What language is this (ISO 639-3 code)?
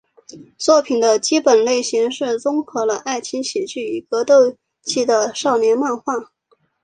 zho